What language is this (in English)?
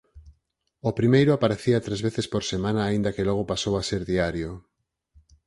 Galician